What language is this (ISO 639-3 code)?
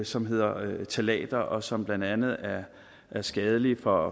dan